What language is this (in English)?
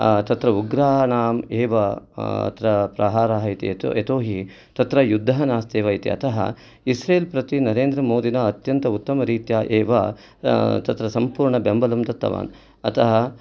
Sanskrit